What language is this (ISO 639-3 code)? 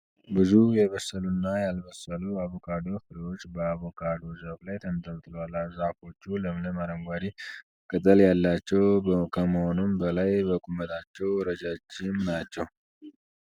amh